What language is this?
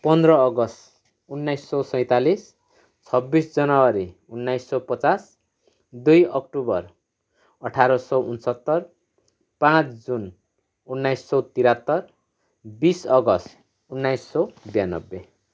Nepali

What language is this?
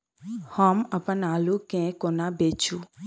Maithili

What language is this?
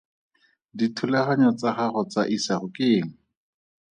Tswana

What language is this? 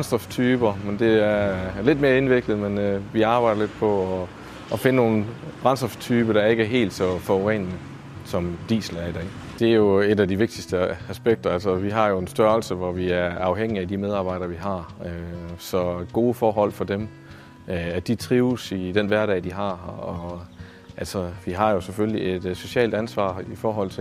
Danish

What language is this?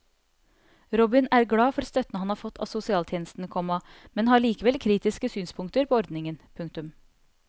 Norwegian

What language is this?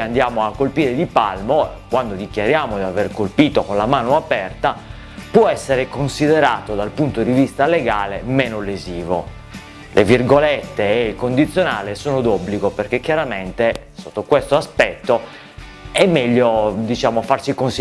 Italian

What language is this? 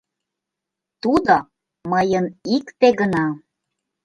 Mari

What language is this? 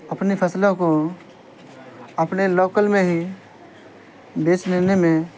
Urdu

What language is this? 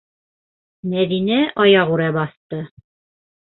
Bashkir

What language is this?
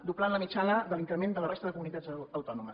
Catalan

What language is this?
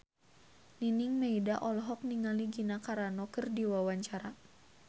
Sundanese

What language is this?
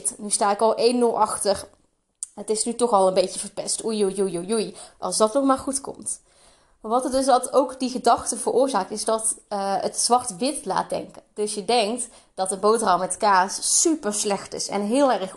Dutch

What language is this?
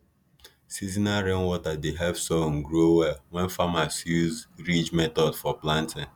Nigerian Pidgin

